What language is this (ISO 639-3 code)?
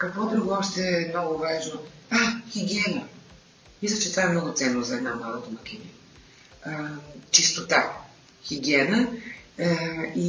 bul